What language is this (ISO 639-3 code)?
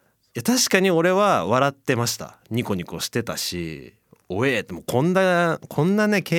jpn